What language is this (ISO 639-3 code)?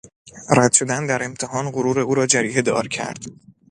fas